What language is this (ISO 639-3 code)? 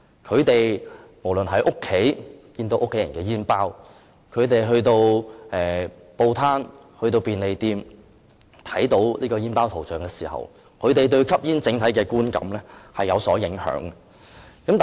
yue